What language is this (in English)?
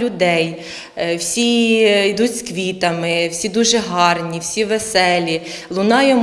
Ukrainian